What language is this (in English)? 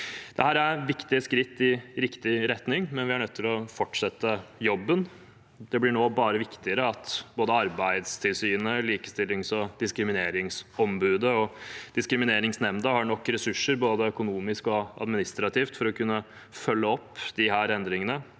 Norwegian